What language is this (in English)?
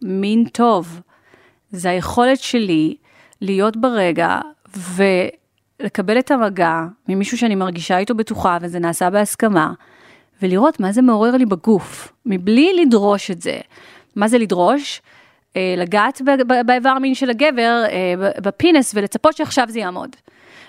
Hebrew